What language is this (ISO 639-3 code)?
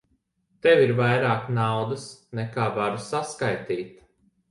lav